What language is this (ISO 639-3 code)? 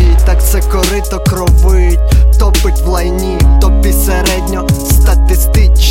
ukr